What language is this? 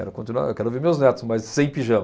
Portuguese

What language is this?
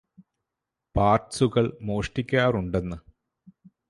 Malayalam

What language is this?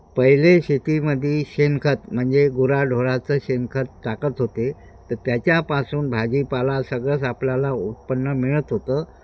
Marathi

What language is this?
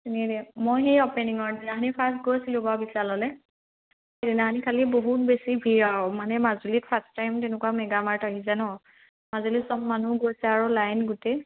Assamese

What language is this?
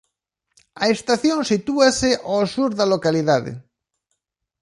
Galician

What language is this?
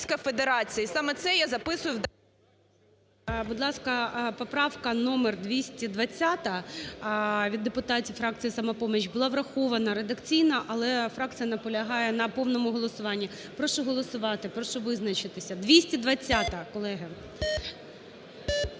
Ukrainian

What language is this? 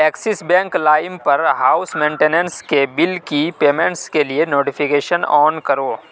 Urdu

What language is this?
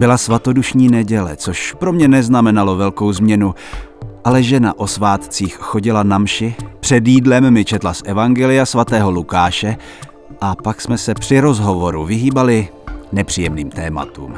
Czech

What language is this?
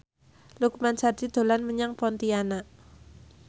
Javanese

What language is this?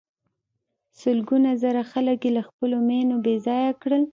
Pashto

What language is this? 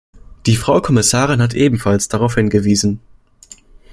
German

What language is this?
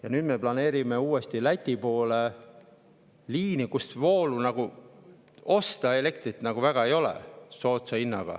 Estonian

